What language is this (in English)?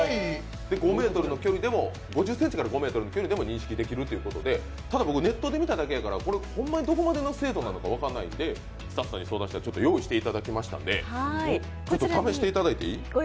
Japanese